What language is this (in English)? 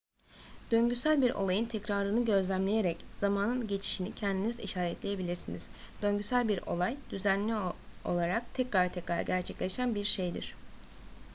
Turkish